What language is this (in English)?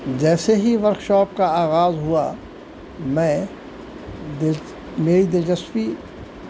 Urdu